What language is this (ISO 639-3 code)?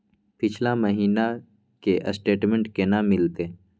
mai